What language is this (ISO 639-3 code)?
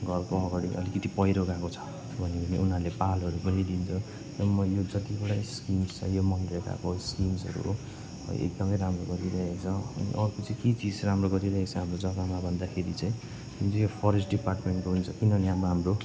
nep